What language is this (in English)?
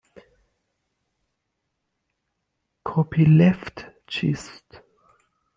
Persian